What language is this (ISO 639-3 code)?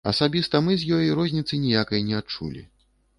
bel